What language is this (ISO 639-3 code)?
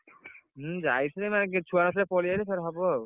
ori